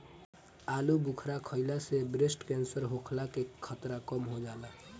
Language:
Bhojpuri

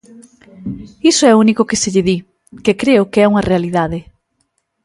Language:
Galician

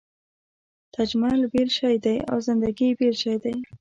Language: Pashto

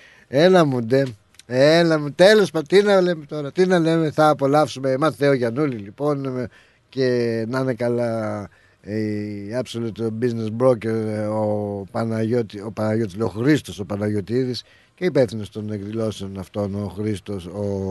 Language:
Greek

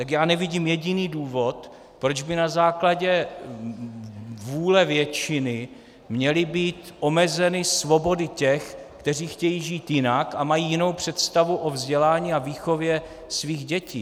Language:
Czech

